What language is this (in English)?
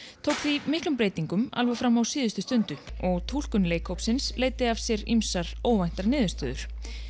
Icelandic